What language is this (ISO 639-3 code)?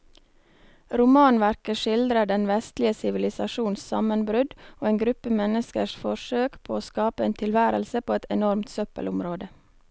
nor